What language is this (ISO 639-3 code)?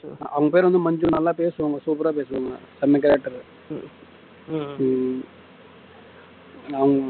tam